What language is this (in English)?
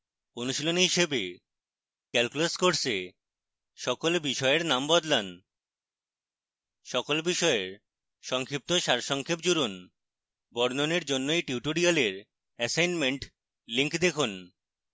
Bangla